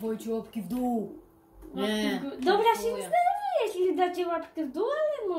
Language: Polish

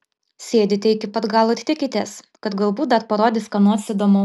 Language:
Lithuanian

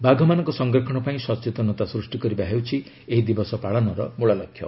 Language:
Odia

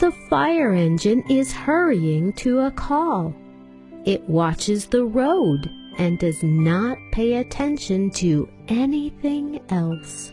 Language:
English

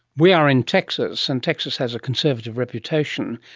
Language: English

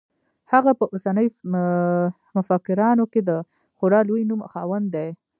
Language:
Pashto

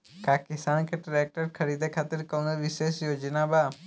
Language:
Bhojpuri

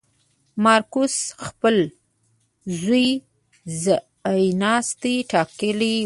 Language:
Pashto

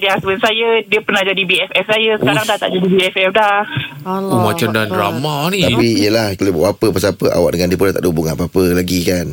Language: Malay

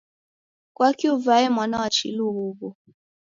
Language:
Taita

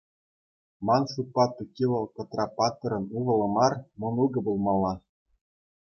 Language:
Chuvash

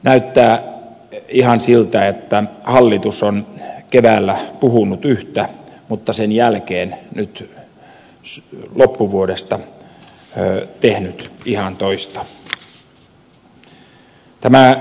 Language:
Finnish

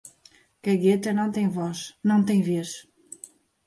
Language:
Portuguese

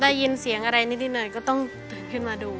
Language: Thai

